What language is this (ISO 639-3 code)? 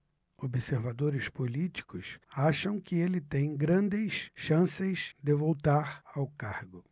por